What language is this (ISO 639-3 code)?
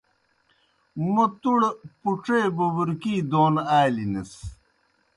plk